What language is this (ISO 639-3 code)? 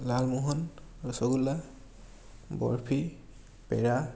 asm